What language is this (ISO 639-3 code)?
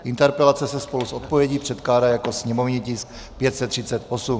ces